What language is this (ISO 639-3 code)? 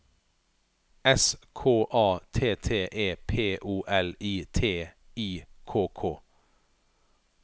nor